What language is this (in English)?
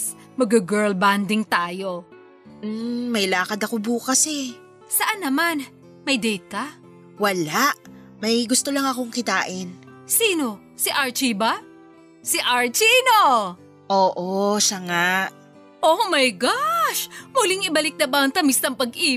Filipino